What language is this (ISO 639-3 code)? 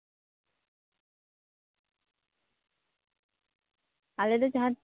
sat